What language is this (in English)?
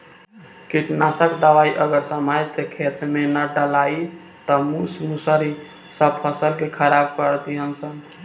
Bhojpuri